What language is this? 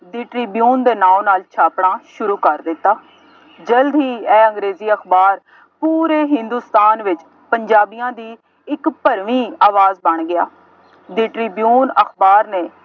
Punjabi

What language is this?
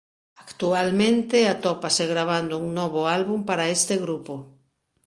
Galician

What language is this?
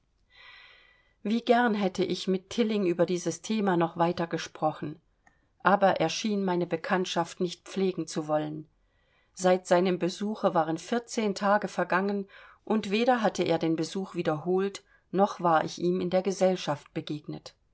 German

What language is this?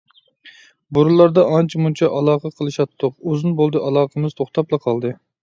Uyghur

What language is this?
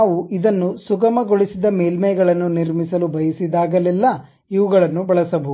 Kannada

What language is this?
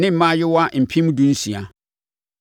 Akan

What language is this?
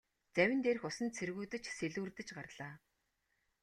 Mongolian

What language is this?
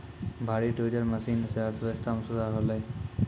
Maithili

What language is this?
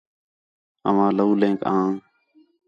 Khetrani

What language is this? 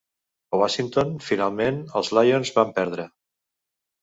Catalan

